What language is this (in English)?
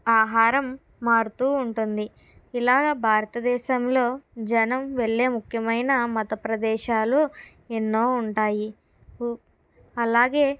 Telugu